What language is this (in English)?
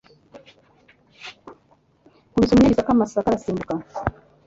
Kinyarwanda